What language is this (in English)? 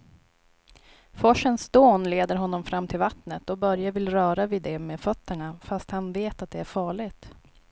Swedish